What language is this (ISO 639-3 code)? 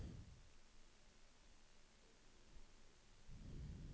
swe